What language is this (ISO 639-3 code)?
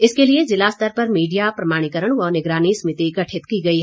hin